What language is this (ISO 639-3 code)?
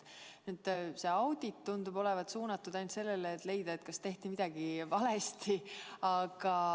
est